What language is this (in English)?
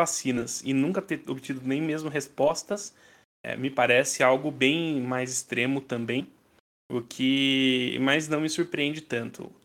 Portuguese